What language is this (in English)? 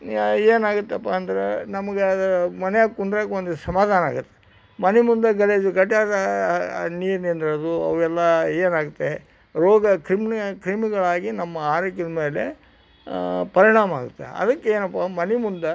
Kannada